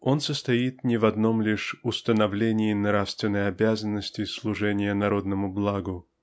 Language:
Russian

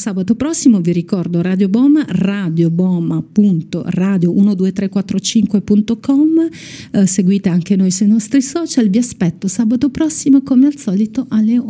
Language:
Italian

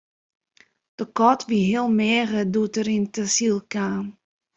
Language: Western Frisian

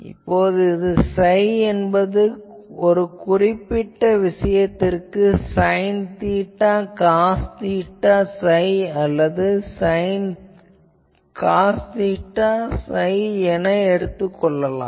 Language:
Tamil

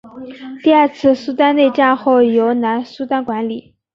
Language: Chinese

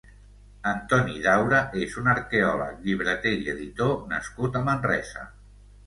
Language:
Catalan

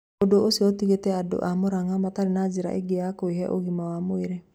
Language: Kikuyu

